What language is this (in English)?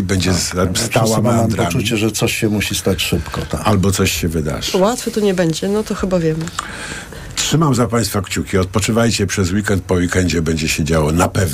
Polish